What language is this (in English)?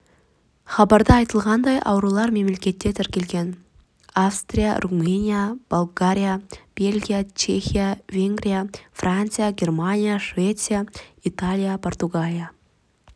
Kazakh